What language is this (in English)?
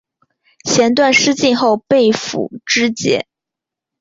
Chinese